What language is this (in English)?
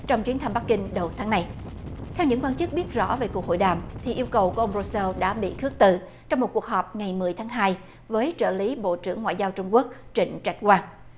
Vietnamese